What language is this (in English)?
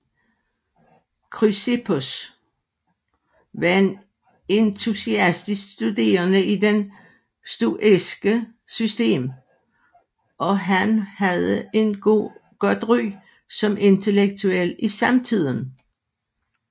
Danish